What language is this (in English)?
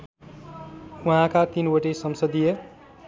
Nepali